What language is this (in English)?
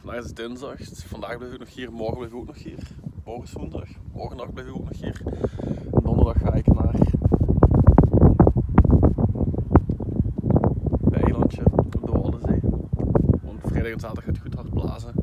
Dutch